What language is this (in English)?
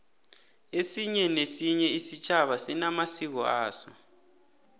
South Ndebele